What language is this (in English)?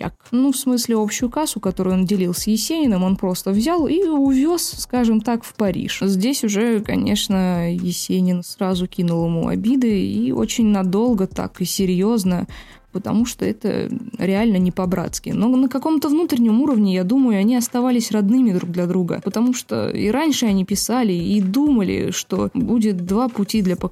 Russian